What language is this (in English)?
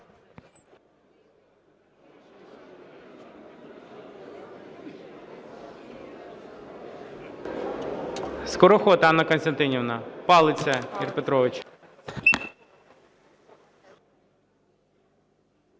Ukrainian